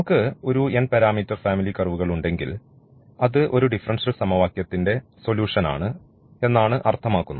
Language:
Malayalam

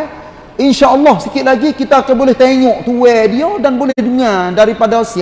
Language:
Malay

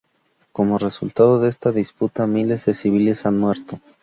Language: Spanish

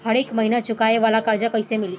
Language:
Bhojpuri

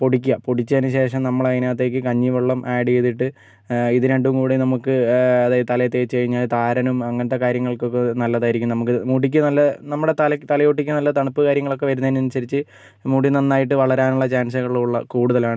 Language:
Malayalam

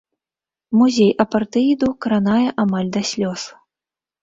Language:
Belarusian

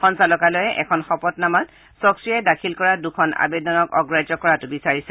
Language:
Assamese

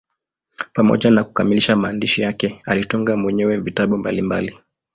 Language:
Swahili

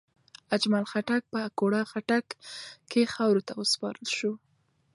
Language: Pashto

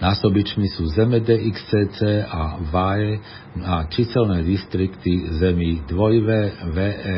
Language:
Slovak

